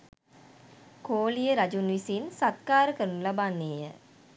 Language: Sinhala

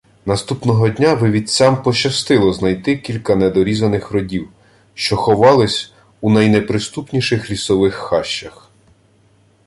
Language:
Ukrainian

